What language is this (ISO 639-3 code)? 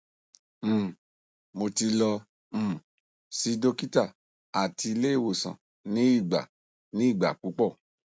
yor